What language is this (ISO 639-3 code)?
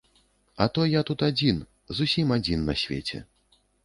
bel